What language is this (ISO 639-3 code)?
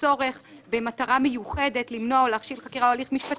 heb